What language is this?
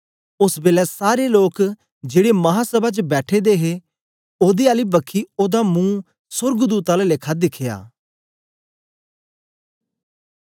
Dogri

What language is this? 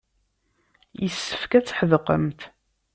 Kabyle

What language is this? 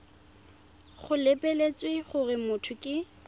Tswana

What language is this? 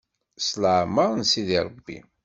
Kabyle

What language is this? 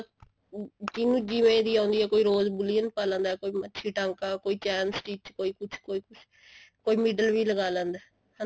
Punjabi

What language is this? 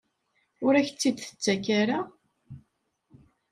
Kabyle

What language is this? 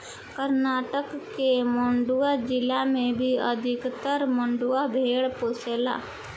Bhojpuri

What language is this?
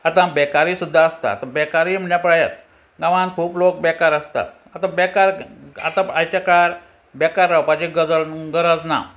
Konkani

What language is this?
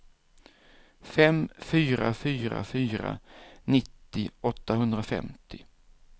Swedish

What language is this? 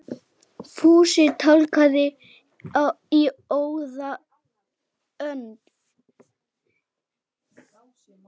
Icelandic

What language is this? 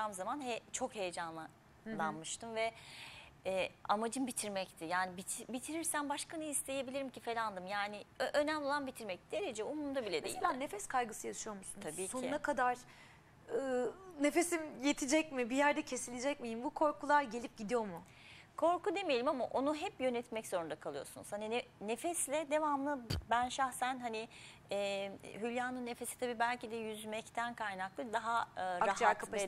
Turkish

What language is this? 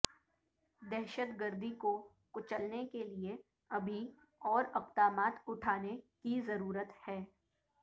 Urdu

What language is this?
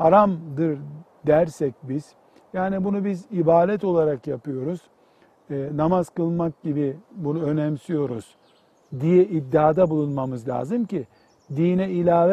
Turkish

